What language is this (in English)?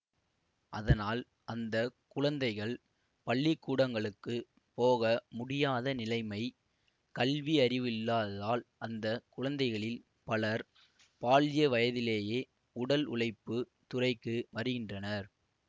Tamil